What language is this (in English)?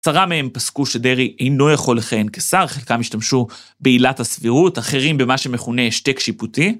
Hebrew